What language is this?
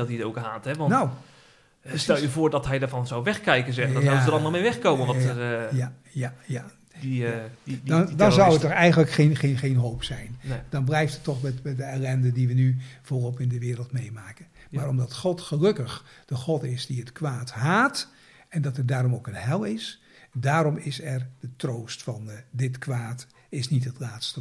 Dutch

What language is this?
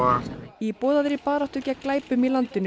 Icelandic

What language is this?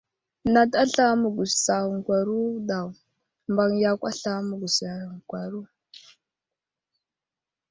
Wuzlam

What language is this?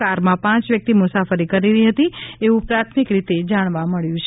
Gujarati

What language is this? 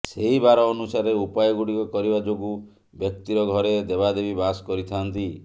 Odia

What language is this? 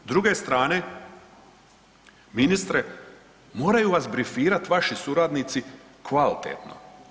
Croatian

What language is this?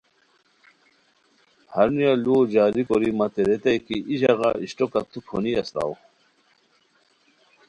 Khowar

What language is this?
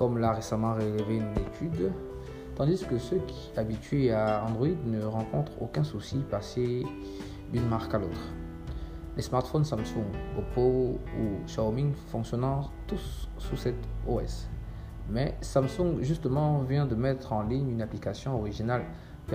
French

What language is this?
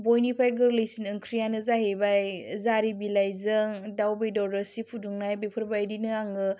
Bodo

